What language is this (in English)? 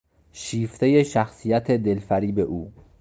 Persian